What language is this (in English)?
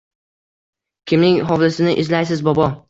Uzbek